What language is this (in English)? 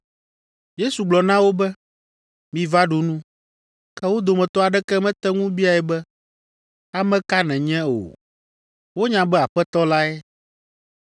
Ewe